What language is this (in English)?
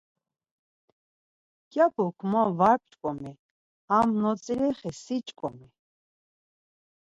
Laz